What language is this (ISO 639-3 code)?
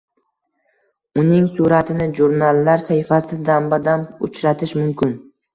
uzb